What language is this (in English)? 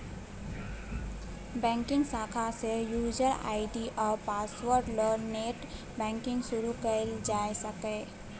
Maithili